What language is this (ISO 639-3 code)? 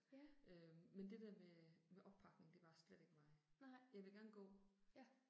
dan